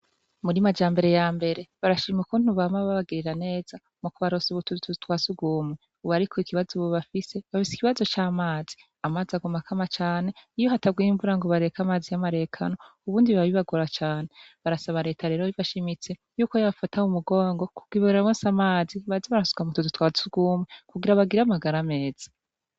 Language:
Rundi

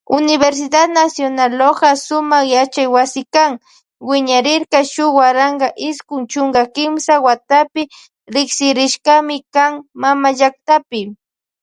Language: Loja Highland Quichua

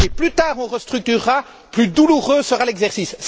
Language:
French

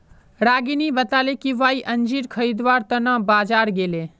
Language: Magahi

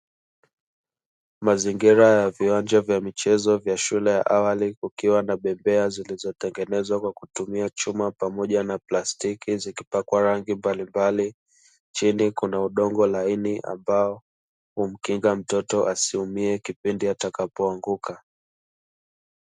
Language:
Swahili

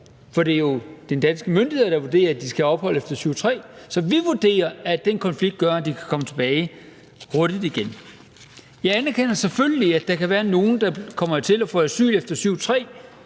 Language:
Danish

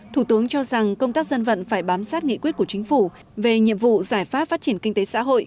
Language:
Vietnamese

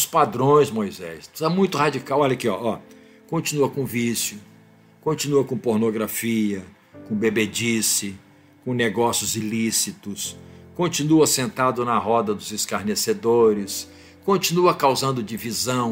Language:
Portuguese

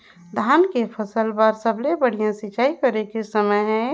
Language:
Chhattisgarhi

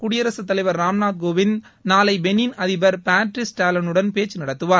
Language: Tamil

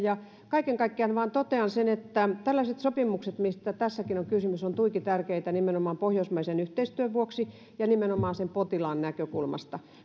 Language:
Finnish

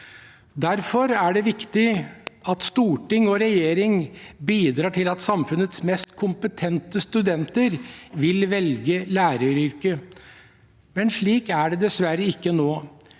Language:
Norwegian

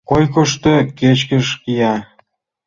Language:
Mari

